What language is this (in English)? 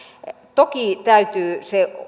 Finnish